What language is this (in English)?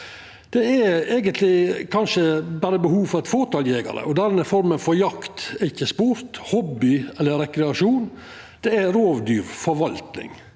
Norwegian